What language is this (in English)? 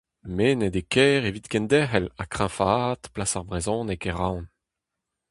Breton